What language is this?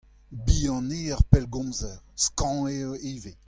Breton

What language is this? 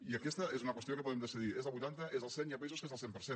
Catalan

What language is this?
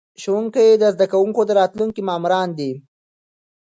Pashto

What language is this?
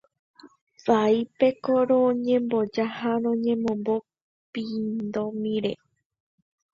Guarani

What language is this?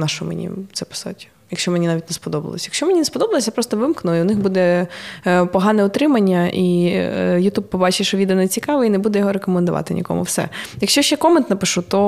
Ukrainian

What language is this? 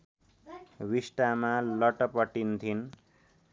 Nepali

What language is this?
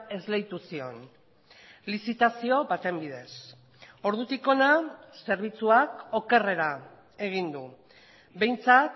Basque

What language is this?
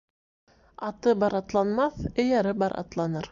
Bashkir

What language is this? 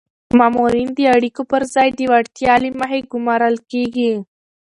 Pashto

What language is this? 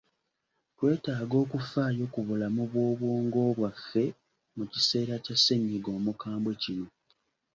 Ganda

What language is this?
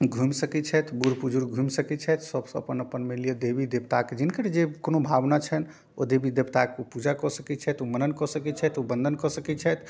Maithili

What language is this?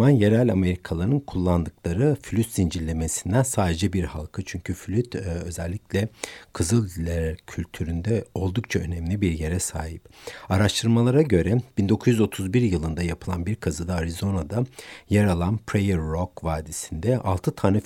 Turkish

